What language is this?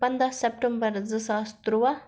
Kashmiri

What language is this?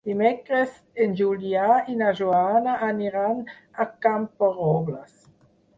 Catalan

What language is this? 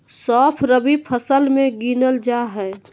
Magahi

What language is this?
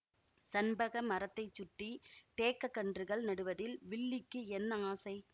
Tamil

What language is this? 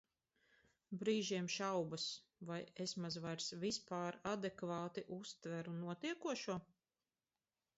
Latvian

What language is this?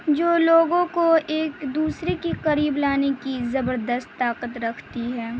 Urdu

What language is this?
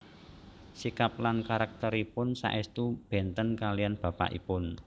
Javanese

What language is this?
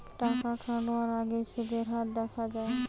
Bangla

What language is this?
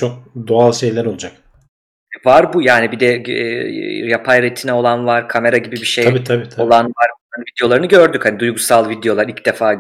Turkish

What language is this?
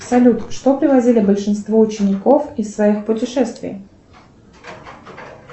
Russian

